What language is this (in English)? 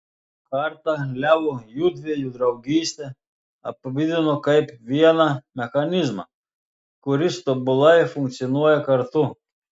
Lithuanian